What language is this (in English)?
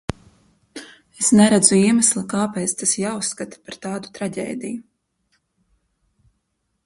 Latvian